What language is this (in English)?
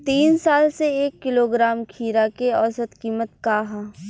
Bhojpuri